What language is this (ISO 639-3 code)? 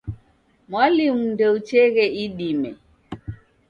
dav